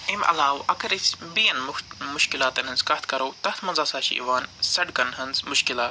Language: Kashmiri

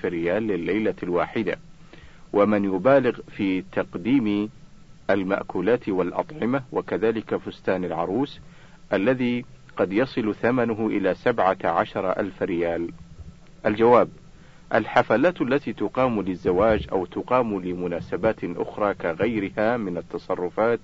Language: Arabic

